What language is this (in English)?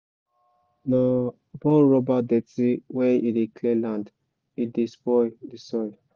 Nigerian Pidgin